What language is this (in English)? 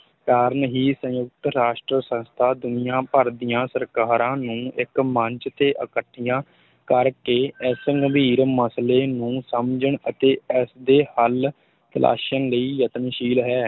Punjabi